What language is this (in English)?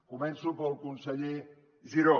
Catalan